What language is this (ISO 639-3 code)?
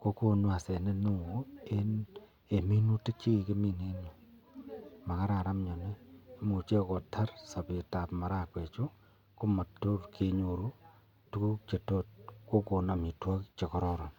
kln